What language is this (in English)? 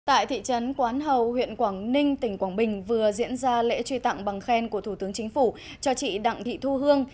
Vietnamese